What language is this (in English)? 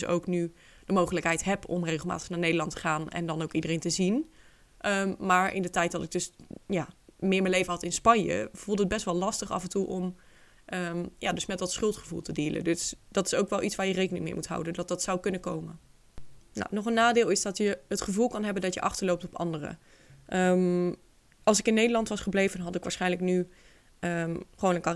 Dutch